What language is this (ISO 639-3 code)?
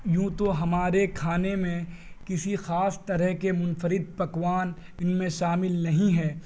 urd